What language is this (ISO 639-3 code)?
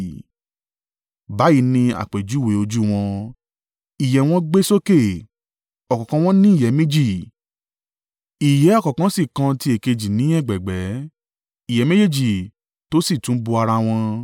yor